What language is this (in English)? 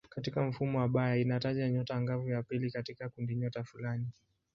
Swahili